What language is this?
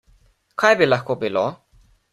Slovenian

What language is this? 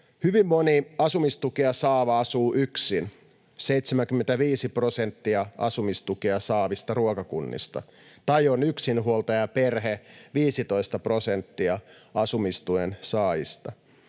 Finnish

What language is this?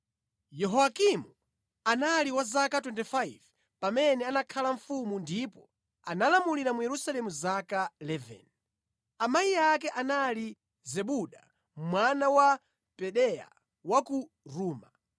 Nyanja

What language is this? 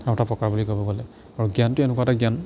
Assamese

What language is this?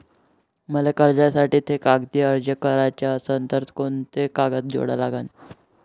Marathi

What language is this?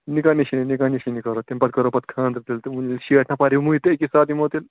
Kashmiri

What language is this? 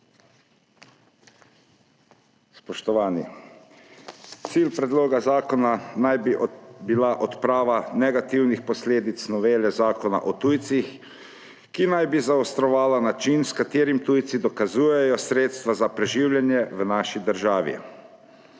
Slovenian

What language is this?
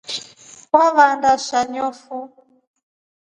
Rombo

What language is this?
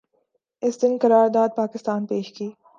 Urdu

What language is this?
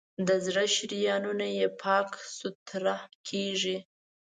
Pashto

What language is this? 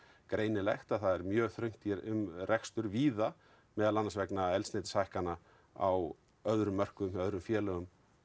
Icelandic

